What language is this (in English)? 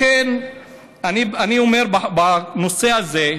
Hebrew